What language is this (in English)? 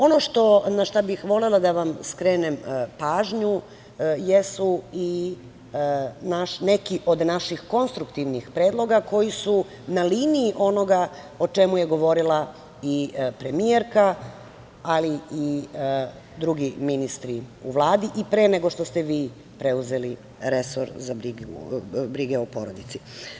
Serbian